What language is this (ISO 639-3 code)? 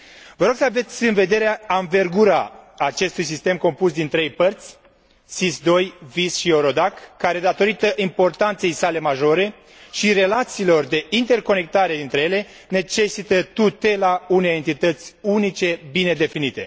ron